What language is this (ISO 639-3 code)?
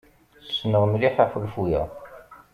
kab